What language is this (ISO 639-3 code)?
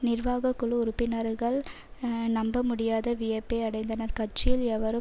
tam